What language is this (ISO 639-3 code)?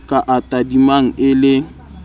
sot